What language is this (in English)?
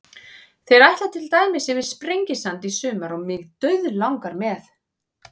Icelandic